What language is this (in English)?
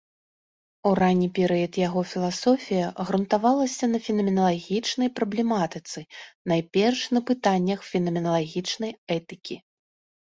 Belarusian